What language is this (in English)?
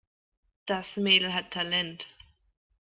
German